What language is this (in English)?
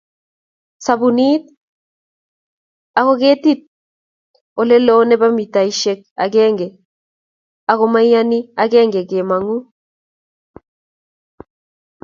Kalenjin